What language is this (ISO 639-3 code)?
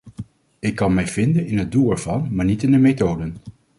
nld